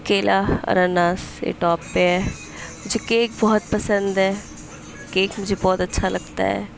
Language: Urdu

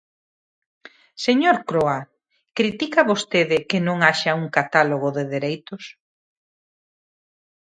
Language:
Galician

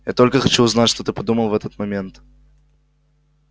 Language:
Russian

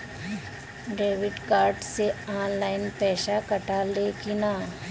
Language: Bhojpuri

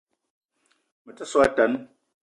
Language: Eton (Cameroon)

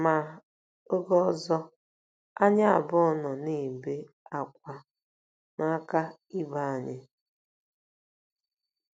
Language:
Igbo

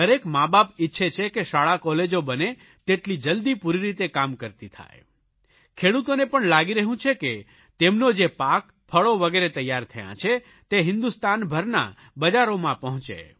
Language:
Gujarati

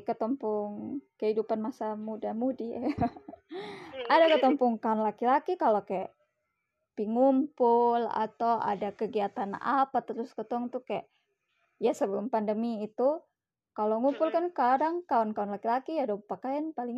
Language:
Indonesian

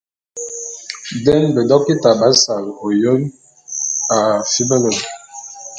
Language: Bulu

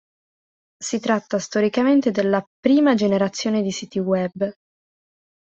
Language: Italian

